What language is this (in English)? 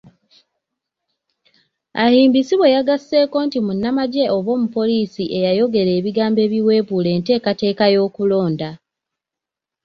Ganda